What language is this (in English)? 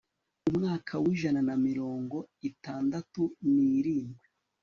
Kinyarwanda